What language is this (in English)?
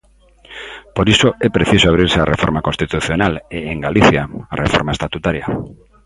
Galician